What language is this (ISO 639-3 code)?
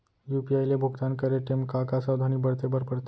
hne